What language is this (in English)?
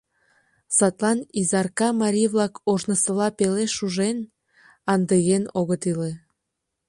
Mari